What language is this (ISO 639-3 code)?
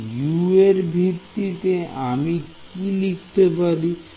ben